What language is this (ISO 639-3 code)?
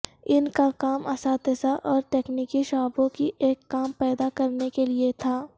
urd